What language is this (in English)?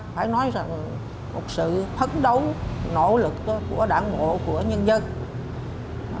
Vietnamese